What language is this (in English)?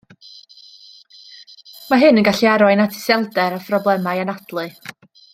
Welsh